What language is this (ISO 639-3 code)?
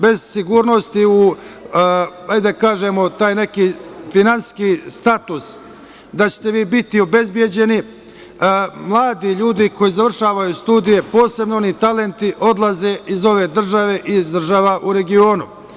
srp